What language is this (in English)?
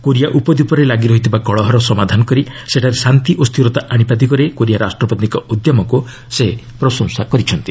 Odia